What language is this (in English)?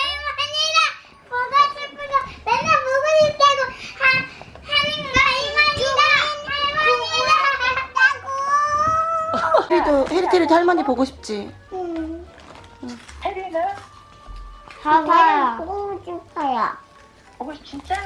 Korean